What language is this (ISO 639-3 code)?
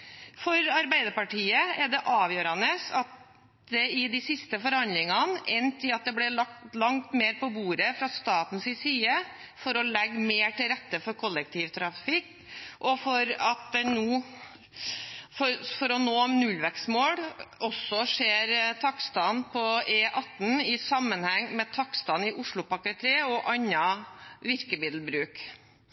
nob